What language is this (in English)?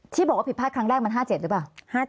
Thai